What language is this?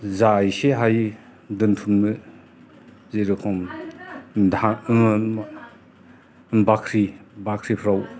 Bodo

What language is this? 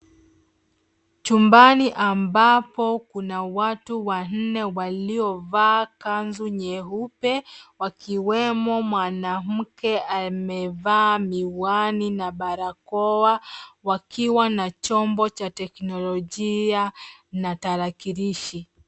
Swahili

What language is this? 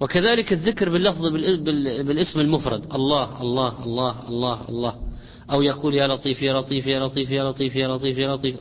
Arabic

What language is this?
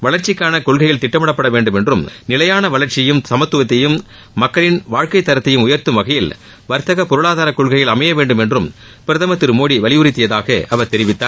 Tamil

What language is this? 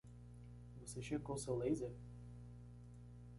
Portuguese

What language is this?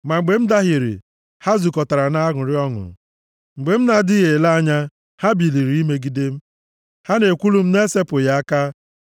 Igbo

